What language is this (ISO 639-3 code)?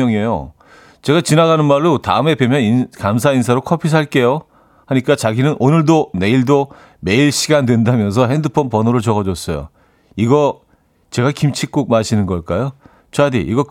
kor